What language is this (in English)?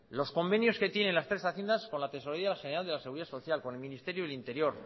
Spanish